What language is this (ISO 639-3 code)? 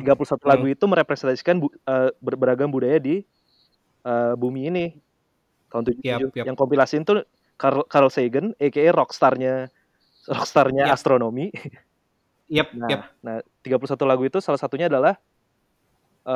ind